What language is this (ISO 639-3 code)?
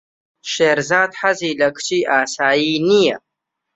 ckb